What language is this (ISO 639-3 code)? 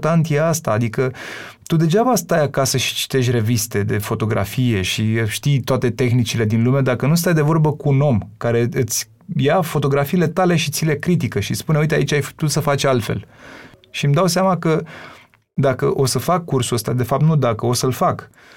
ron